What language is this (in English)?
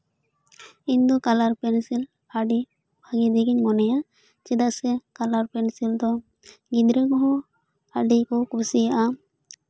Santali